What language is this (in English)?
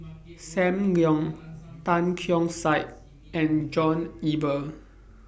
English